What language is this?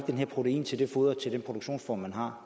Danish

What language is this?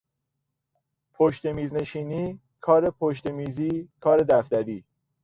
Persian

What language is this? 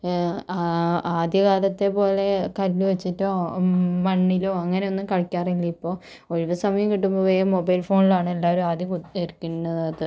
Malayalam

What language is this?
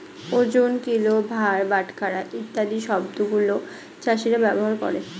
Bangla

